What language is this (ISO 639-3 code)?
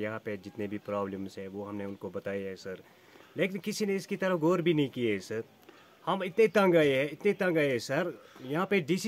ron